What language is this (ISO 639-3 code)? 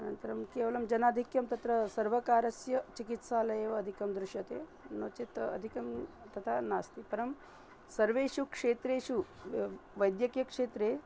san